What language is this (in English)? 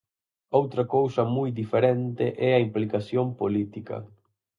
Galician